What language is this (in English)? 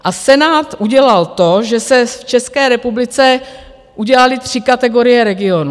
Czech